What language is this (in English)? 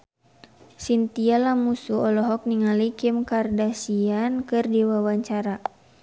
Sundanese